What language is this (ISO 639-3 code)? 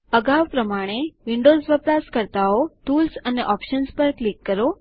guj